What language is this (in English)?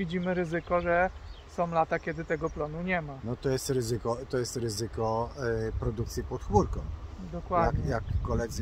Polish